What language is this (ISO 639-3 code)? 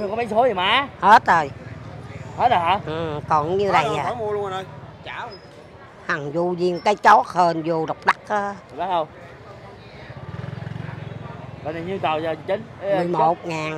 vie